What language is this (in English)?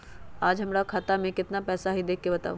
Magahi